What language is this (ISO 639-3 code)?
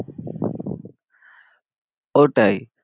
ben